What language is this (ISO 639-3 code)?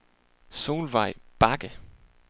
dan